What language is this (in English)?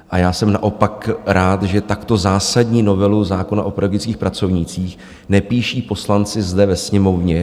Czech